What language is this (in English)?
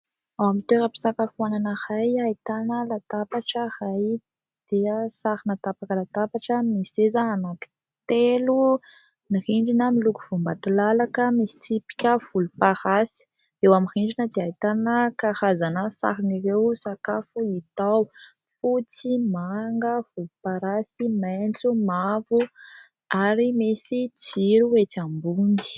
Malagasy